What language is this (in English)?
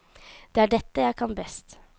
Norwegian